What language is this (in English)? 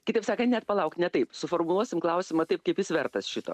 Lithuanian